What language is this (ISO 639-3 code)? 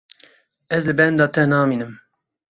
kur